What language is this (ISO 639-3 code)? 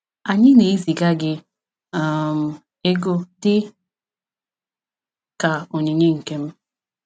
ibo